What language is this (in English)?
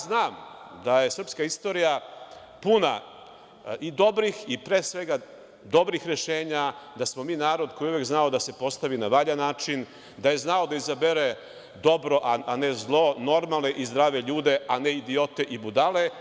Serbian